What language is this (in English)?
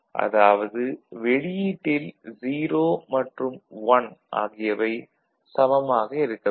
Tamil